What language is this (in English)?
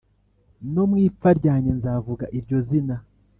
Kinyarwanda